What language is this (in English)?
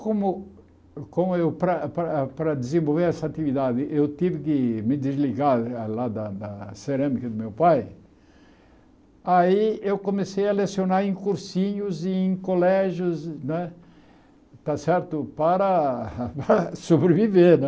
Portuguese